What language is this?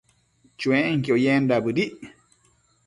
Matsés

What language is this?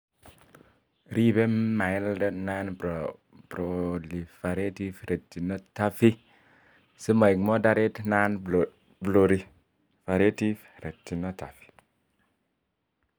Kalenjin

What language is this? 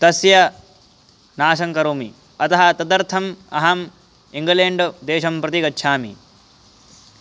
Sanskrit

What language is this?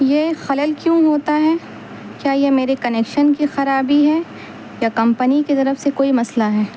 Urdu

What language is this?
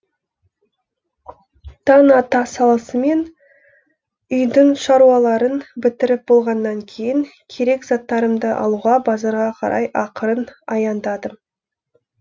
Kazakh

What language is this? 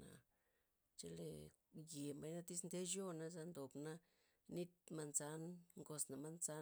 Loxicha Zapotec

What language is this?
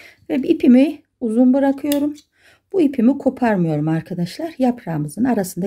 Turkish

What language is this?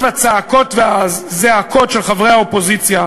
Hebrew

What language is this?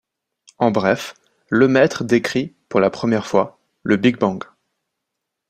French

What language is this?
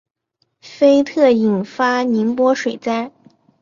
Chinese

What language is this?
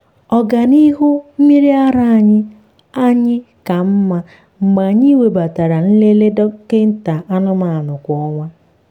Igbo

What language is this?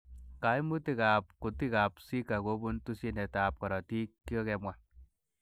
Kalenjin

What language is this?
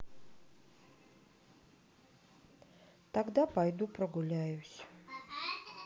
Russian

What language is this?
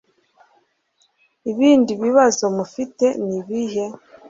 Kinyarwanda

